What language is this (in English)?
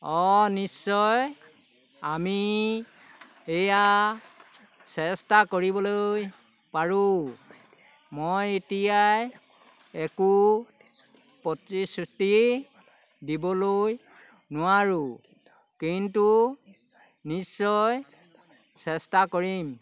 Assamese